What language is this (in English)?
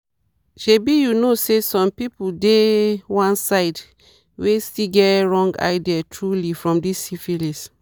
Nigerian Pidgin